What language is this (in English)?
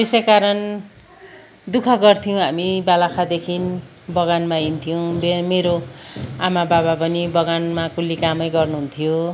Nepali